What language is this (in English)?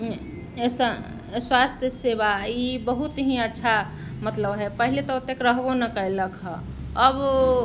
Maithili